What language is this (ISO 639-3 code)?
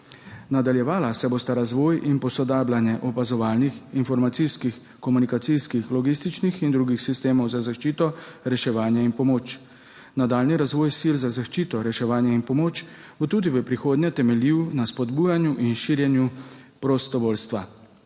slv